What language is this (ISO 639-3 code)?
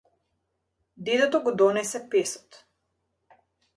mkd